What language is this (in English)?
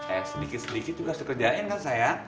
Indonesian